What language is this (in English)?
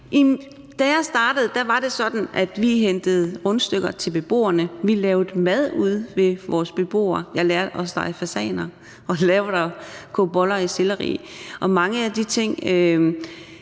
Danish